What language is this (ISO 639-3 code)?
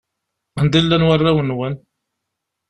kab